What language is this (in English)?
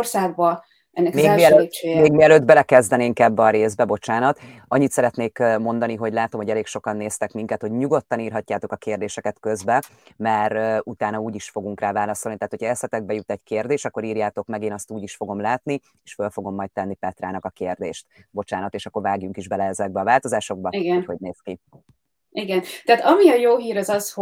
Hungarian